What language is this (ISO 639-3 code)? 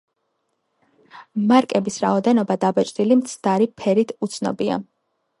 kat